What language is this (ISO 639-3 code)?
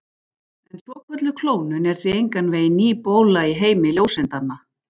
isl